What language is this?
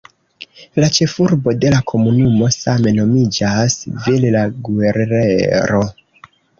Esperanto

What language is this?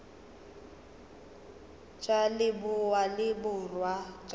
Northern Sotho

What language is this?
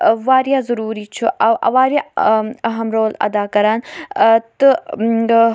Kashmiri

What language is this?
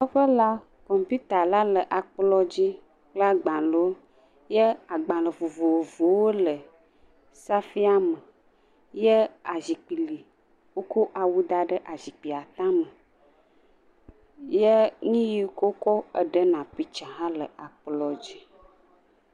Ewe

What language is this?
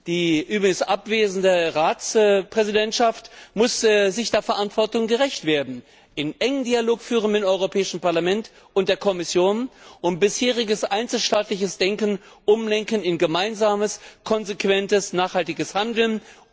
German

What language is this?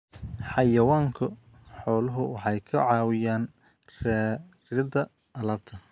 Somali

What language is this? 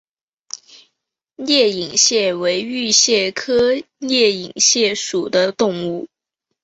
Chinese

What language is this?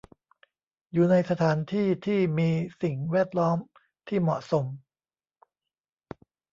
Thai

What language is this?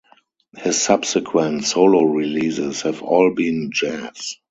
English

